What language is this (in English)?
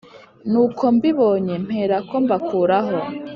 Kinyarwanda